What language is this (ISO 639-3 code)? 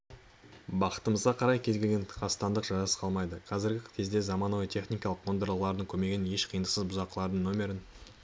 kaz